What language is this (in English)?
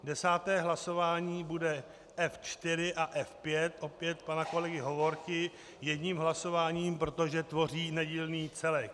Czech